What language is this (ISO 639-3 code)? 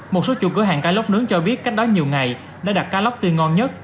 vie